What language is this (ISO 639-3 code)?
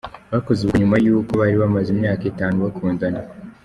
kin